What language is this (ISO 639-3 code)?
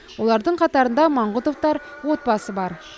kaz